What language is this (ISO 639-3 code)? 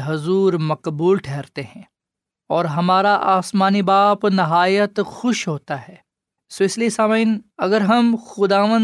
urd